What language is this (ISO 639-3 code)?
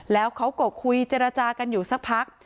tha